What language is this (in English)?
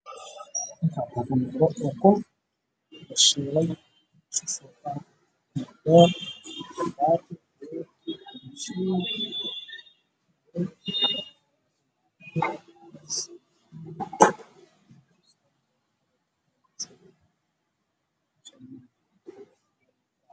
Somali